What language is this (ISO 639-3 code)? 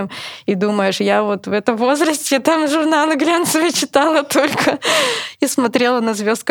rus